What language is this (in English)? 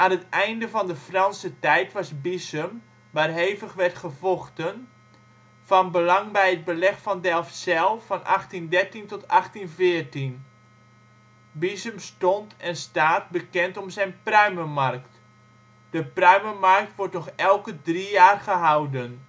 Dutch